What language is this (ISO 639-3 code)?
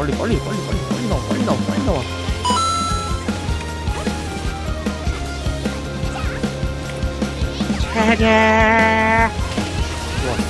kor